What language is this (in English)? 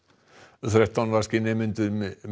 Icelandic